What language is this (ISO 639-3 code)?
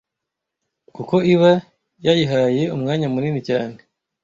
kin